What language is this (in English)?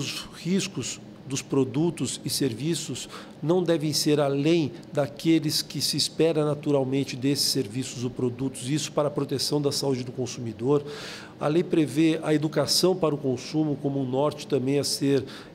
Portuguese